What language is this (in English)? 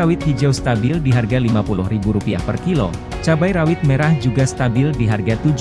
Indonesian